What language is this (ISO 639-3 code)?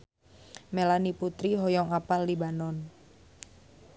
sun